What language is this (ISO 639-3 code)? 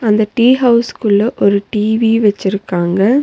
tam